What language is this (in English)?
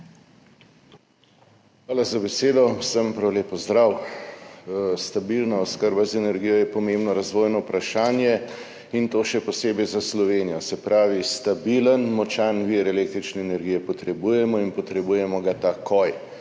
Slovenian